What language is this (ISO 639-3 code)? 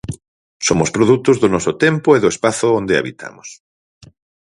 glg